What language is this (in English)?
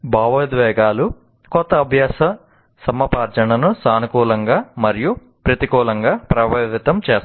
Telugu